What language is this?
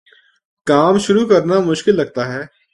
Urdu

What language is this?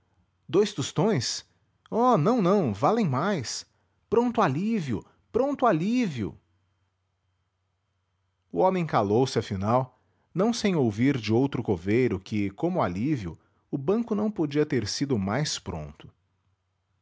Portuguese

